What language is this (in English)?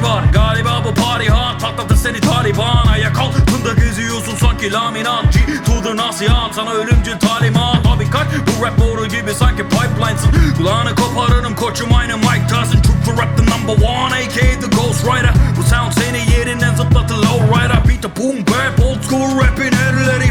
Turkish